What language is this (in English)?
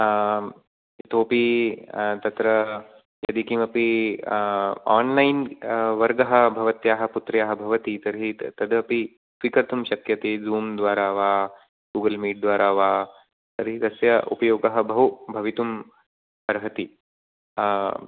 Sanskrit